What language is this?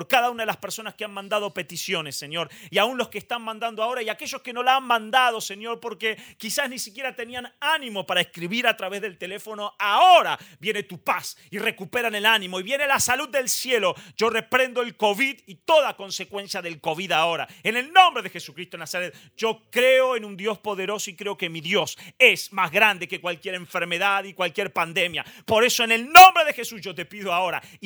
Spanish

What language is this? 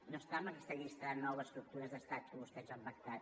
Catalan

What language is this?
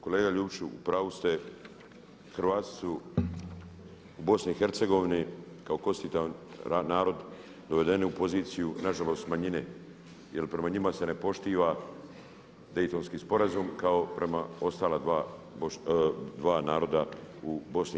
Croatian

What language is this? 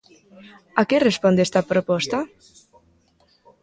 Galician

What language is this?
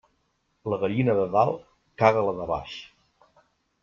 Catalan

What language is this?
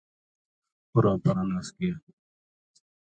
Gujari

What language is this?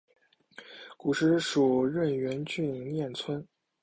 Chinese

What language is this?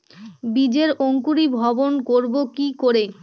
Bangla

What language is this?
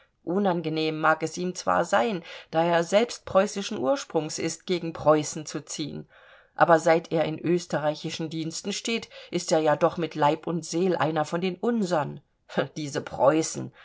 German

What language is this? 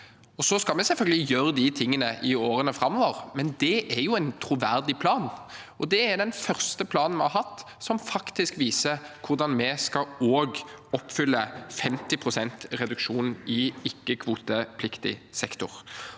Norwegian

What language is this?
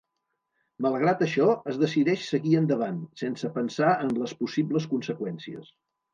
Catalan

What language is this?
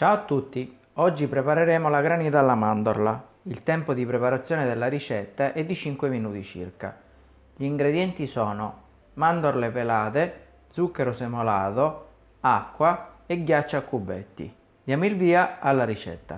Italian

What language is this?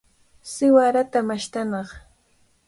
Cajatambo North Lima Quechua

